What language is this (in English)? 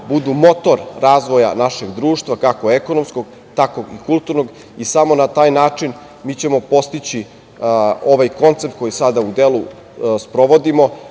Serbian